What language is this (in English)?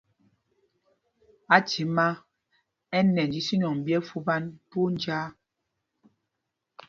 Mpumpong